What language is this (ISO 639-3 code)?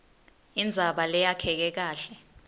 ssw